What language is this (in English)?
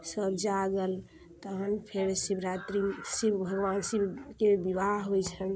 Maithili